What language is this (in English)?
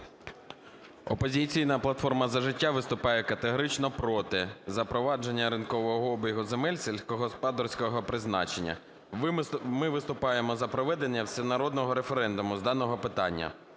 Ukrainian